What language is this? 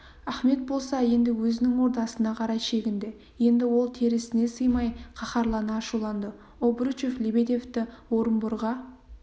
Kazakh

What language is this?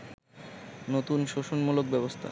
Bangla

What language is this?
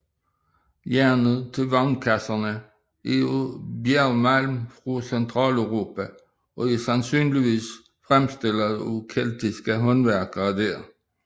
Danish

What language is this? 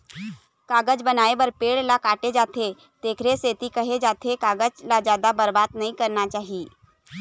Chhattisgarhi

